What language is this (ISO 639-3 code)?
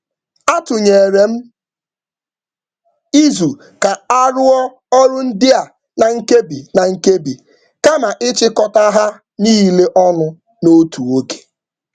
ibo